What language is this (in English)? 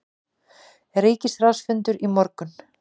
Icelandic